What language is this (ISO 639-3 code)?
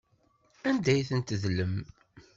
kab